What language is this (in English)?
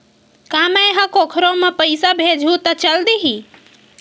Chhattisgarhi